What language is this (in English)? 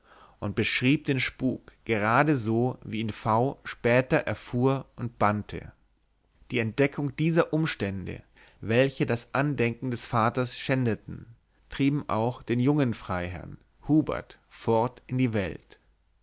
German